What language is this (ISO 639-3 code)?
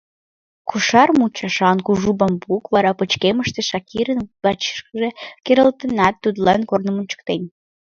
chm